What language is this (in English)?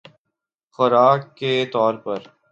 Urdu